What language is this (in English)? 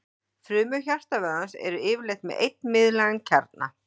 Icelandic